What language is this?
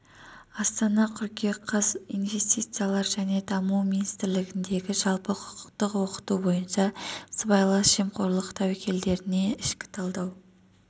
Kazakh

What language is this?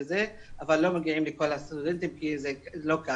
Hebrew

